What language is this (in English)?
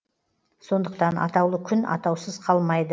Kazakh